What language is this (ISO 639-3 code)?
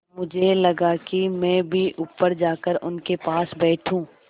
hin